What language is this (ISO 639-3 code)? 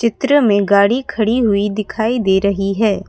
hin